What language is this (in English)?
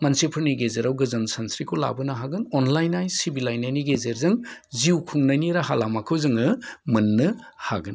Bodo